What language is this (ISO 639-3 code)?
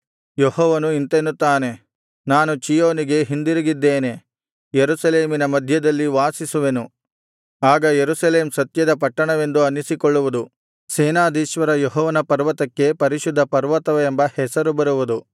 kan